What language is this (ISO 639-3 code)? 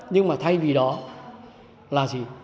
vie